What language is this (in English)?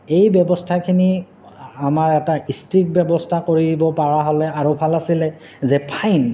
Assamese